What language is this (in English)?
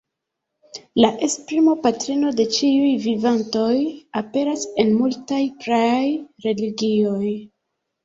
Esperanto